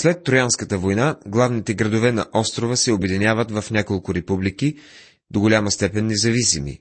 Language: Bulgarian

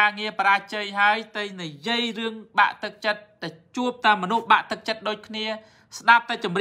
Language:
Thai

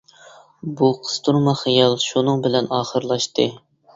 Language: Uyghur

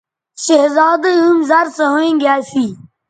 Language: Bateri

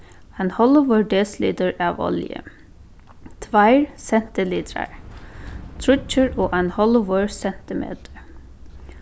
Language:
Faroese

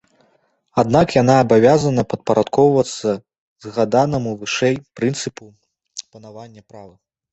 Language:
Belarusian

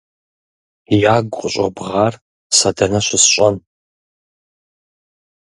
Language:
Kabardian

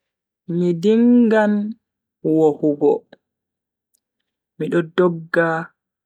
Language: Bagirmi Fulfulde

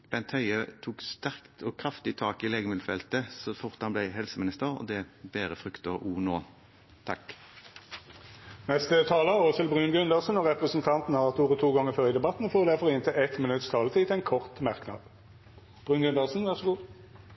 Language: Norwegian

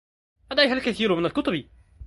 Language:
Arabic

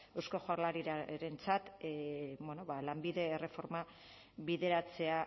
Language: Basque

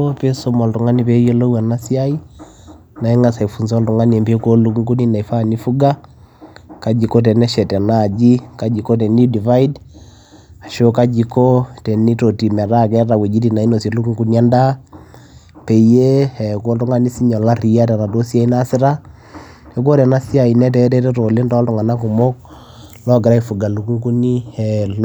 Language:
Masai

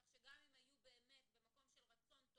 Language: Hebrew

